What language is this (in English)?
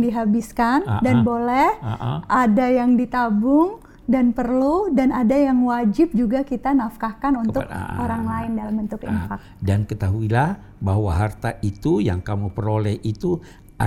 Indonesian